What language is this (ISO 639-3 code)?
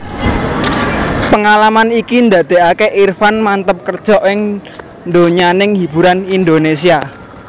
jav